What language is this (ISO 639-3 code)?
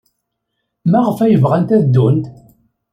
kab